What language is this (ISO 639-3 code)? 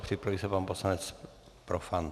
ces